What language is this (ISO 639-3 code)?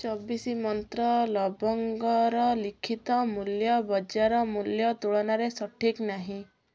ori